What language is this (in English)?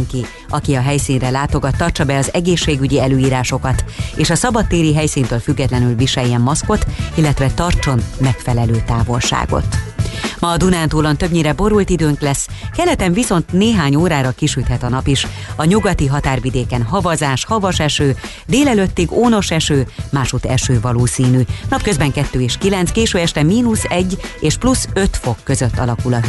Hungarian